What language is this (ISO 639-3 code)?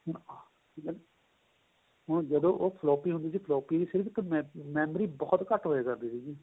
pan